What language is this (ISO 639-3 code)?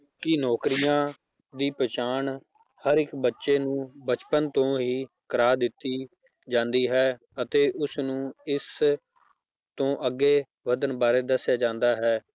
pan